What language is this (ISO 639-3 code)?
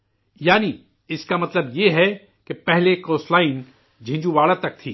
urd